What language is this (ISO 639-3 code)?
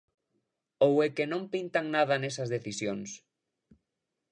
glg